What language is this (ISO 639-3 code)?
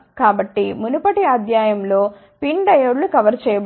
tel